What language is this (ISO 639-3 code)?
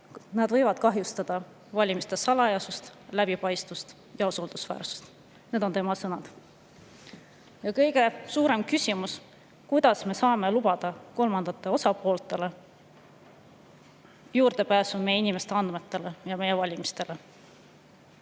est